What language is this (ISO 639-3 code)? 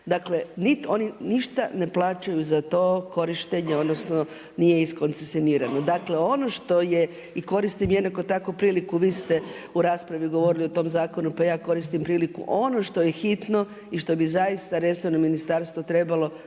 hrv